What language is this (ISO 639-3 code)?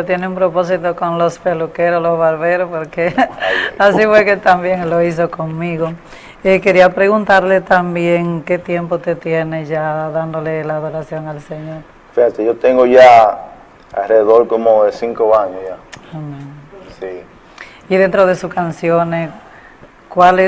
spa